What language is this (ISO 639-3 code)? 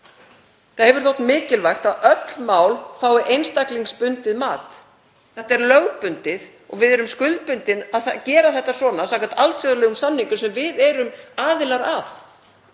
isl